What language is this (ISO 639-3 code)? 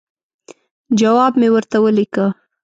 pus